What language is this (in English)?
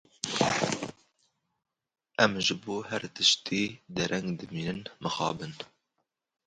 Kurdish